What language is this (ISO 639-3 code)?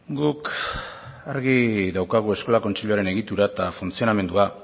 eus